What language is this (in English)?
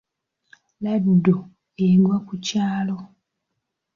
Ganda